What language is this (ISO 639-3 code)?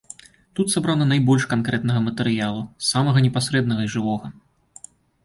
bel